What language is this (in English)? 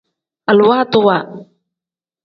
Tem